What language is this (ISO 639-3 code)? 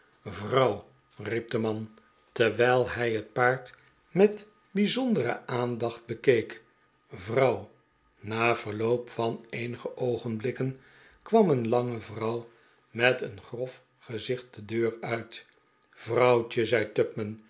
nld